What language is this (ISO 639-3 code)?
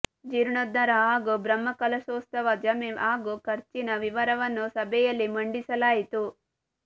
kan